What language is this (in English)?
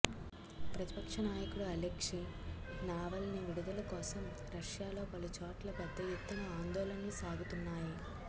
Telugu